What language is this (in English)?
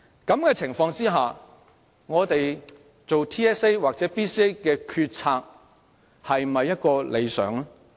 Cantonese